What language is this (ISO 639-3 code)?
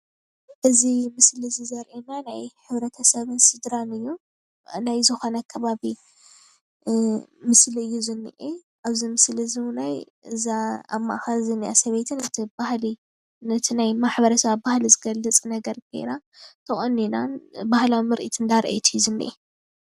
tir